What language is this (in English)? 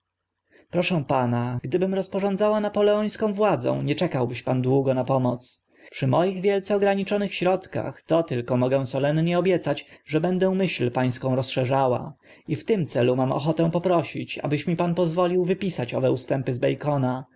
Polish